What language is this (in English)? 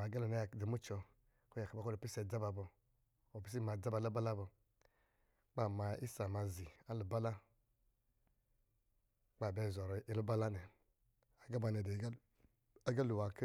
Lijili